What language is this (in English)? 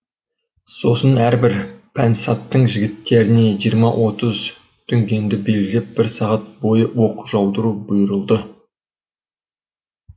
Kazakh